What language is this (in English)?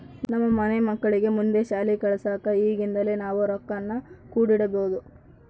Kannada